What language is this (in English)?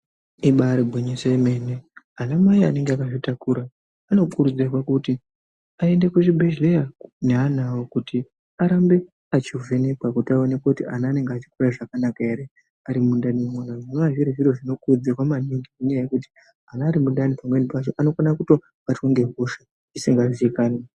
Ndau